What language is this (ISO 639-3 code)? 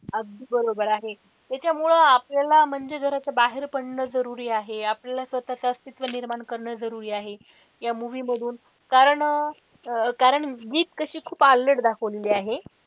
mar